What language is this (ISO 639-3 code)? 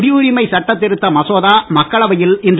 tam